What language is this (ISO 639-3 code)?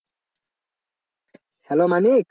ben